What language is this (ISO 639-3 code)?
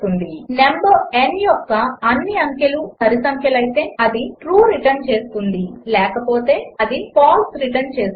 tel